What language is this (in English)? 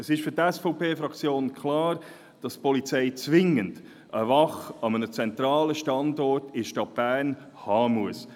Swiss German